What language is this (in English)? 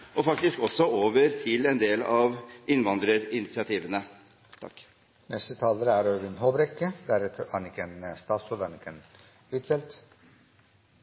Norwegian Bokmål